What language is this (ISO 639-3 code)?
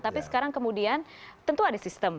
ind